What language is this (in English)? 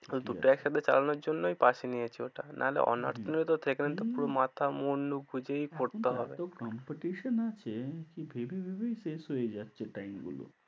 Bangla